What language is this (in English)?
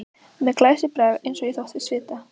Icelandic